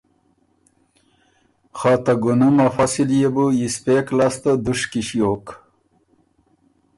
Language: Ormuri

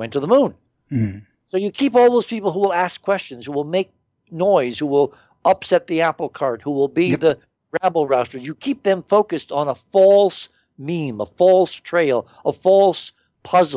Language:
English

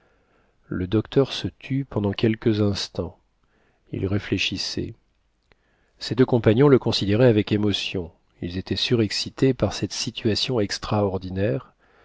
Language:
French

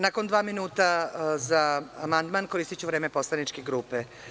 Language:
Serbian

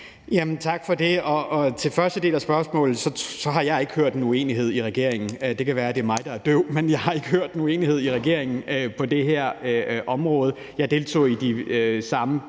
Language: Danish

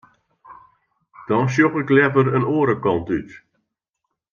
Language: Western Frisian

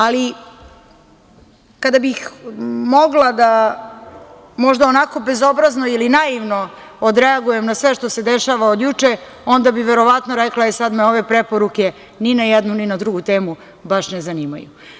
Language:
Serbian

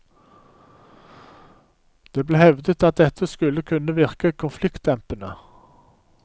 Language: Norwegian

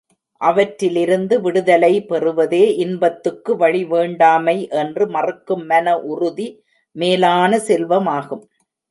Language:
Tamil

